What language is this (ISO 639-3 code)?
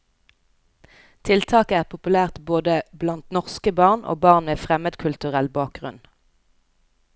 nor